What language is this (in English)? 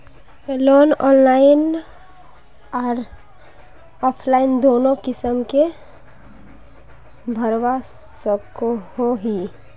Magahi